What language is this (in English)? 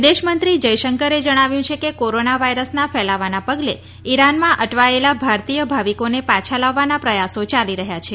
Gujarati